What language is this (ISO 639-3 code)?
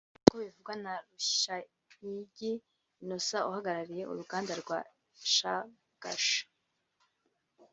kin